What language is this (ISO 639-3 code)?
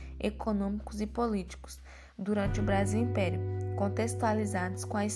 por